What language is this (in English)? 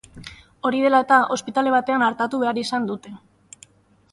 Basque